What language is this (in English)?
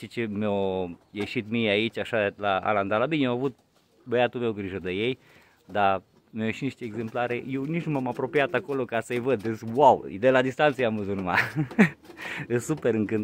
Romanian